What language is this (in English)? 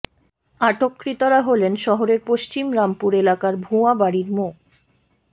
Bangla